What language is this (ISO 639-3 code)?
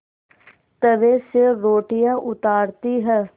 hin